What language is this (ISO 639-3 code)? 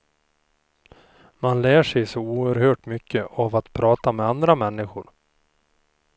swe